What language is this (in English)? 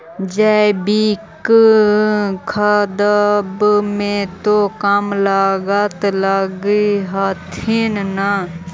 Magahi